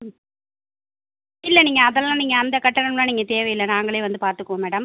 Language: Tamil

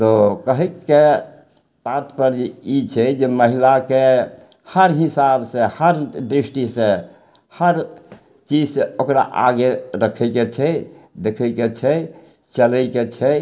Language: Maithili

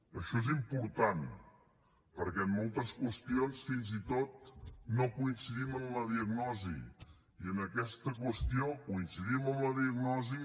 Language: Catalan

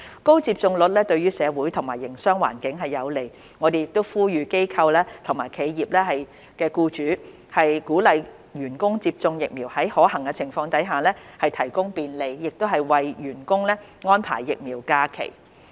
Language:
Cantonese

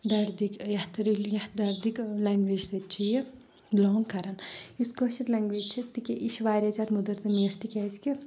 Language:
Kashmiri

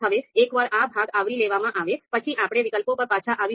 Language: Gujarati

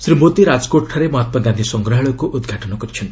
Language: Odia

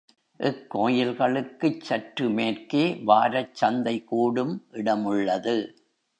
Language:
Tamil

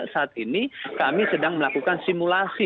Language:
Indonesian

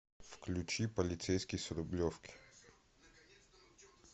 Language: Russian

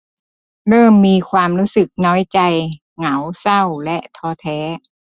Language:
Thai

